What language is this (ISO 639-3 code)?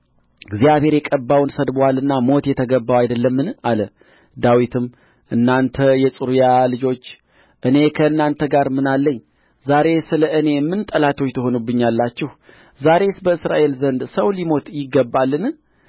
amh